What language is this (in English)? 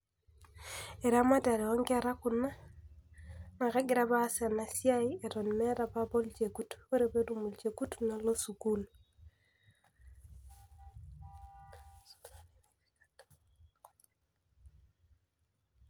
Masai